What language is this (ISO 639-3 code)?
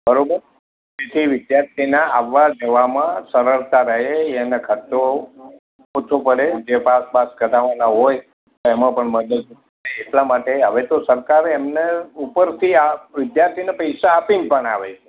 guj